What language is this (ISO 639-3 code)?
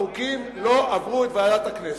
heb